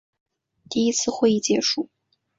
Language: Chinese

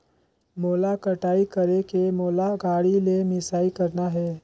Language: Chhattisgarhi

